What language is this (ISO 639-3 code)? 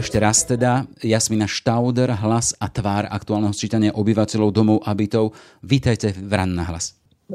slk